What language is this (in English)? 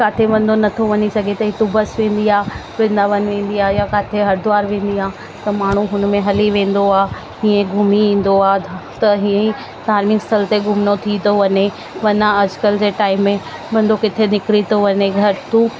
Sindhi